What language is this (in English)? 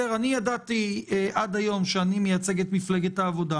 Hebrew